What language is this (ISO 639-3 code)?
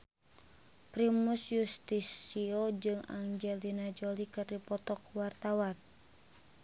sun